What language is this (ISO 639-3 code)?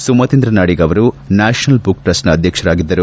kan